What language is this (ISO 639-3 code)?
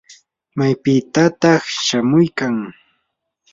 qur